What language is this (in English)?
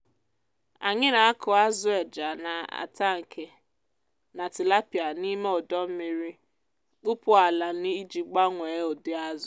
Igbo